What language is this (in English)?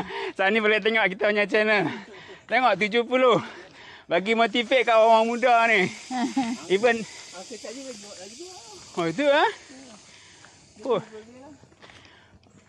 Malay